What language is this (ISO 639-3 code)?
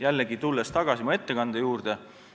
est